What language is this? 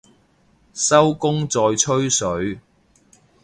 Cantonese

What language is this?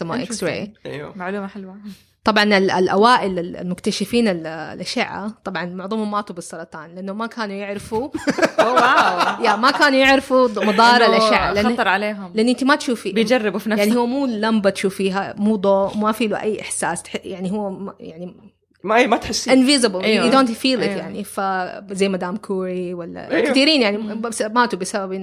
Arabic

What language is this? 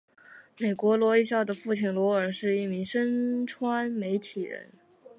Chinese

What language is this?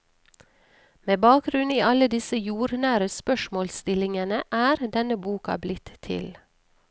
Norwegian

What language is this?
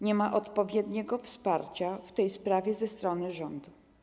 Polish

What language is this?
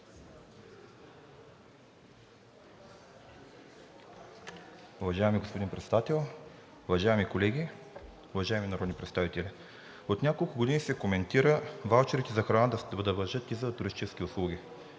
Bulgarian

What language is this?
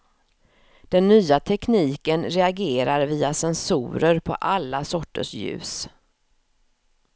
Swedish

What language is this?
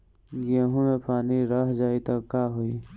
Bhojpuri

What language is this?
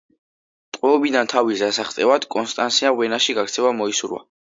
Georgian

